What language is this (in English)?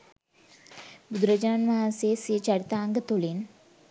Sinhala